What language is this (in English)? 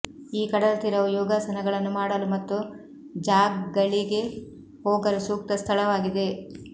Kannada